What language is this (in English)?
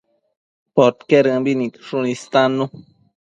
Matsés